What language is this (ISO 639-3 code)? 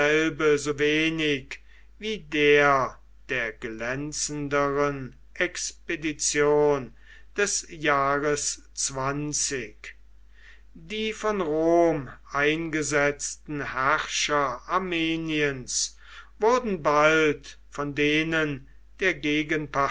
deu